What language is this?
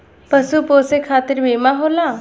Bhojpuri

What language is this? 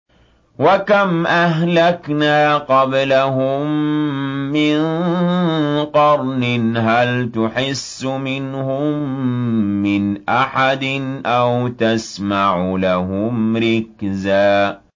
Arabic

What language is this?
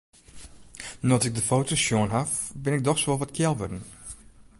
Western Frisian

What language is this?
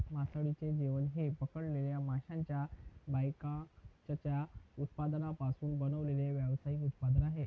Marathi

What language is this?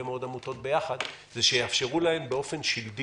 Hebrew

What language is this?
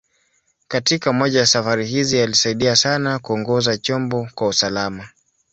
Swahili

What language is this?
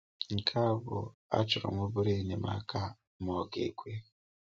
Igbo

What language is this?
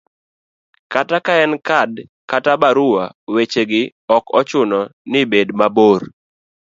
Luo (Kenya and Tanzania)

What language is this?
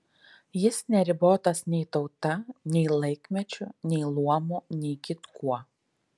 Lithuanian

